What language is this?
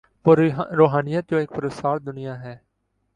Urdu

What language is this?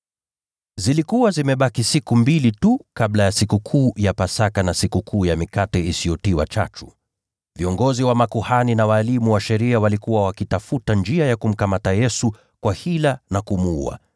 Swahili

